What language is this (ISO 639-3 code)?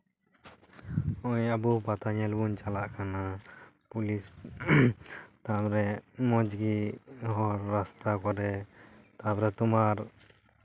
sat